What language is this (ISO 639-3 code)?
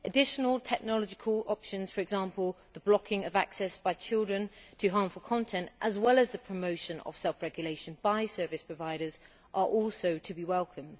eng